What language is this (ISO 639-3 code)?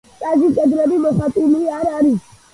kat